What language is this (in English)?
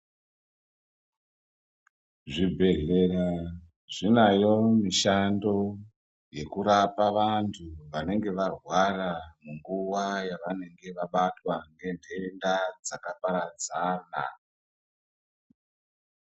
Ndau